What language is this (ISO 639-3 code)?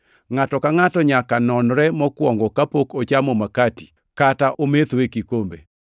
luo